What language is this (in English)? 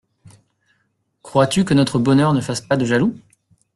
French